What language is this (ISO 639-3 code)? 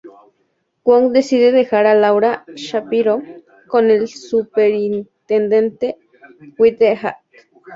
spa